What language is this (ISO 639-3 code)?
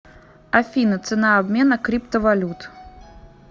rus